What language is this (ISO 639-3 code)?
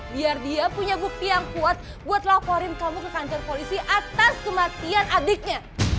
ind